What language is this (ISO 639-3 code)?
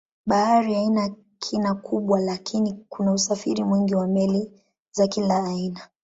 swa